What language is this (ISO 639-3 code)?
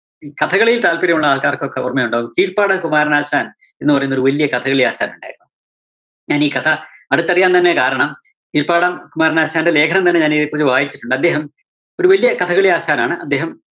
mal